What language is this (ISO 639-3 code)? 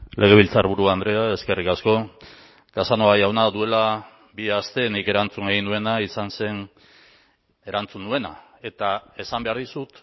eus